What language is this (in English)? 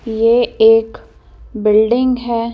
Hindi